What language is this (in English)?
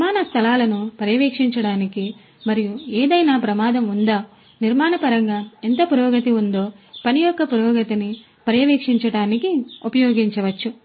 Telugu